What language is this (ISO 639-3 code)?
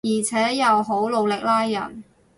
yue